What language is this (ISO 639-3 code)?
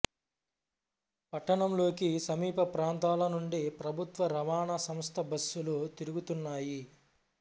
tel